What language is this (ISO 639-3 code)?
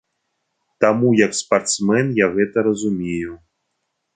bel